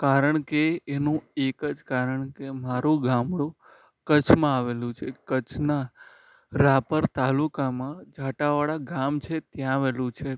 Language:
Gujarati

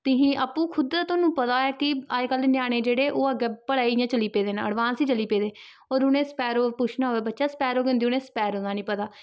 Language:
Dogri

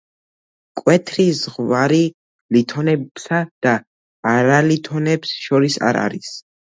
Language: Georgian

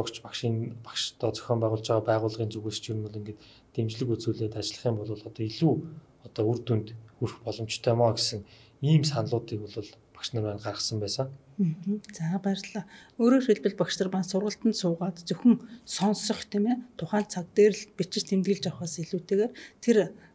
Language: Turkish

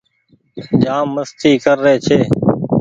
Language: Goaria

